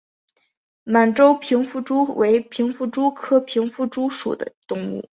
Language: Chinese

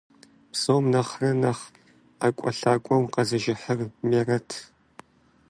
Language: Kabardian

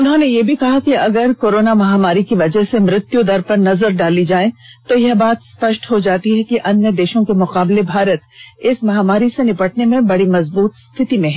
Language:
Hindi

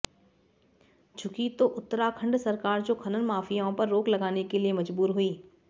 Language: Hindi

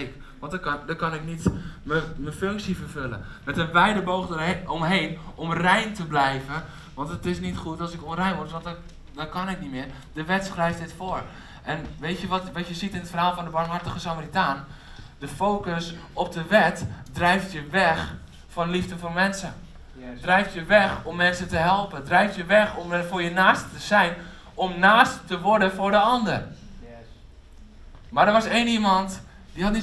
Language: Dutch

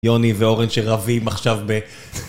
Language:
Hebrew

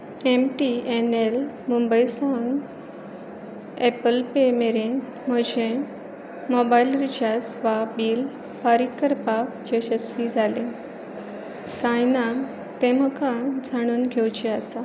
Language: Konkani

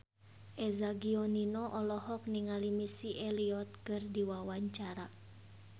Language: Sundanese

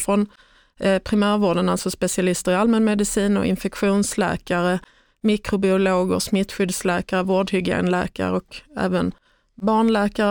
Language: Swedish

